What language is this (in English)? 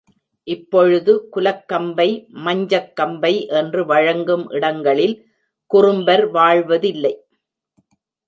Tamil